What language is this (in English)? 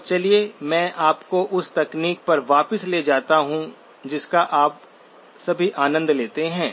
Hindi